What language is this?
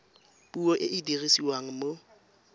Tswana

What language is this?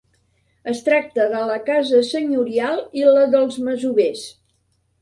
Catalan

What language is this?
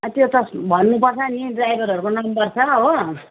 Nepali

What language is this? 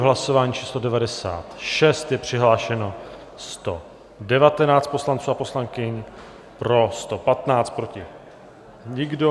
Czech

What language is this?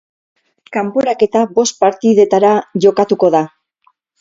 Basque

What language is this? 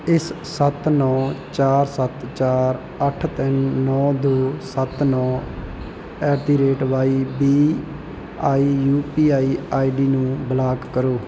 Punjabi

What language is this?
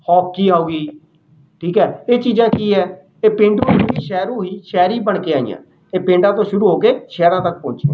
Punjabi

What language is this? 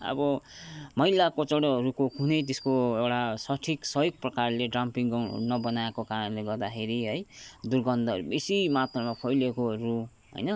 Nepali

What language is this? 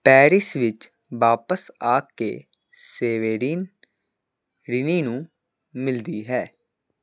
Punjabi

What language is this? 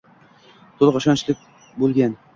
Uzbek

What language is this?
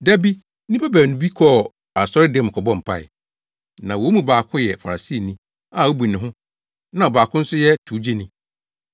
Akan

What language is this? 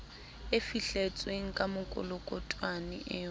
Southern Sotho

